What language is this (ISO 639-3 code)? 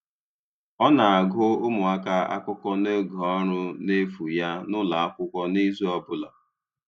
ibo